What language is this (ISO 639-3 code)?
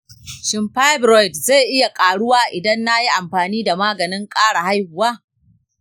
hau